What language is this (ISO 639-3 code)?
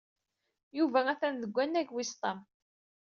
kab